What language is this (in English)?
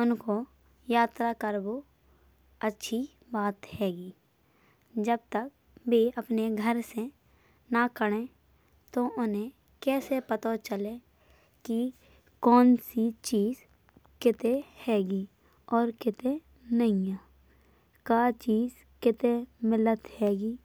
Bundeli